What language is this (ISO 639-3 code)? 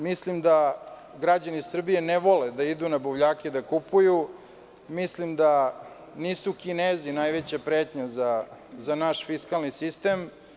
srp